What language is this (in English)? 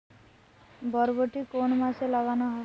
Bangla